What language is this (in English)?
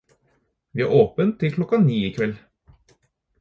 Norwegian Bokmål